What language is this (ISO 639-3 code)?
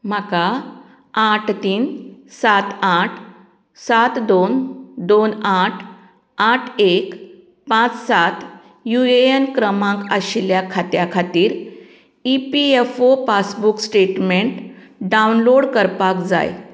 kok